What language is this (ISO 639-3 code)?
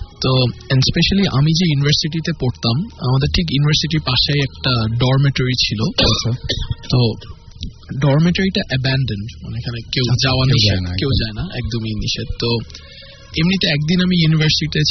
ben